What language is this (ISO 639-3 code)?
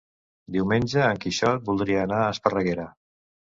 cat